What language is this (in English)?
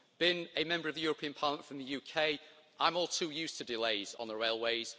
English